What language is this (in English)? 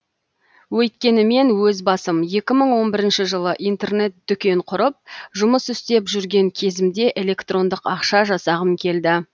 Kazakh